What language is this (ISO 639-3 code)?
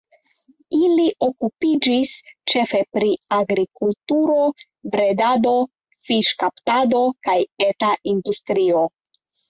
epo